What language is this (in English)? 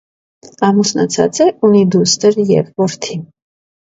Armenian